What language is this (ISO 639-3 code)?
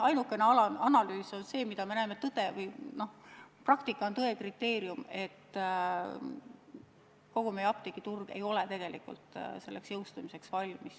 est